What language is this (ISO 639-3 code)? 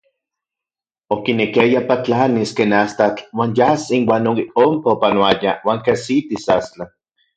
ncx